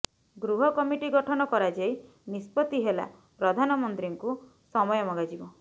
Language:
Odia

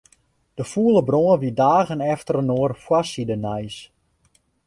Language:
Western Frisian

